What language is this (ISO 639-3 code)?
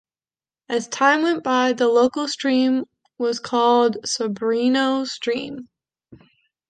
eng